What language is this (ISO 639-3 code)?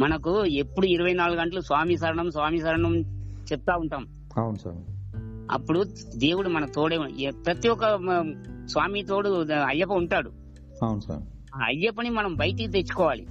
tel